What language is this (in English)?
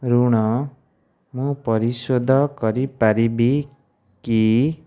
Odia